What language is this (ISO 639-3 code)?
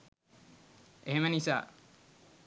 sin